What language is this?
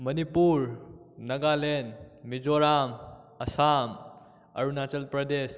Manipuri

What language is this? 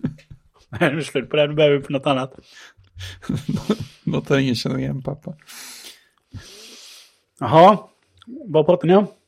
Swedish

